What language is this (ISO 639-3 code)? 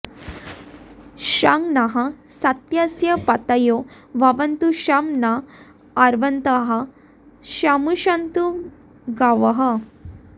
san